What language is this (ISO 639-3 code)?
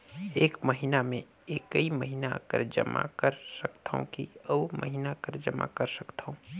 hne